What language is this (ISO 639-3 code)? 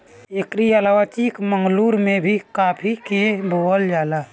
bho